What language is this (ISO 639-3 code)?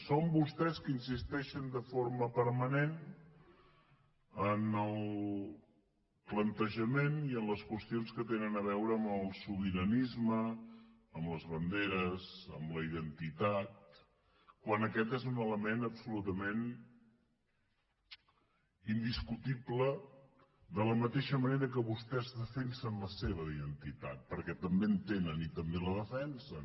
cat